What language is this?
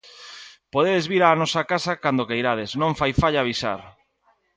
Galician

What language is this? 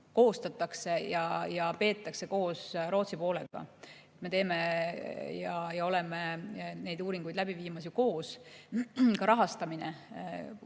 Estonian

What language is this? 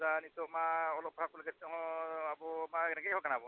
Santali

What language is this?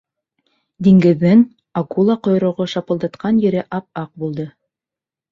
Bashkir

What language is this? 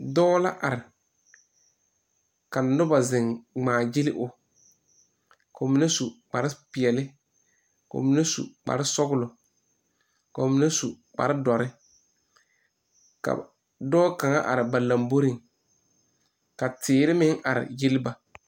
Southern Dagaare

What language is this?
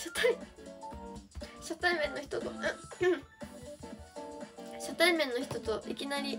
Japanese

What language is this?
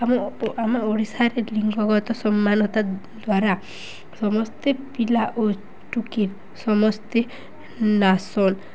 Odia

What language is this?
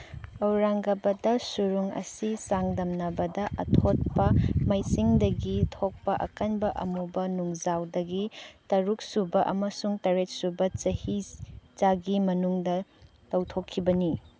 Manipuri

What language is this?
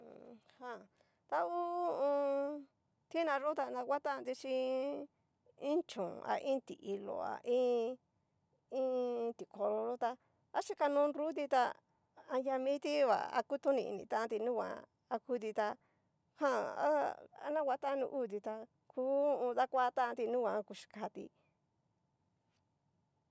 Cacaloxtepec Mixtec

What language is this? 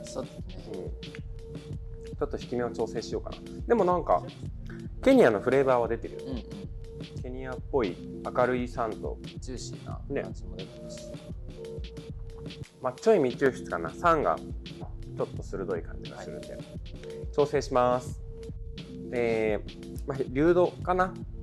Japanese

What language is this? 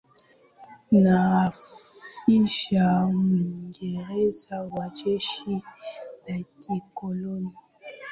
Swahili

